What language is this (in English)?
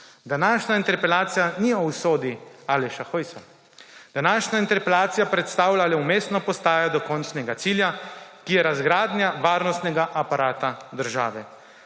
Slovenian